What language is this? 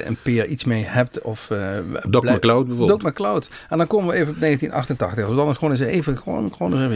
Dutch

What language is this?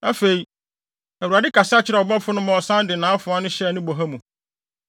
Akan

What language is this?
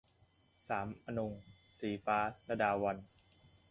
Thai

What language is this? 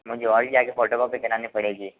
Hindi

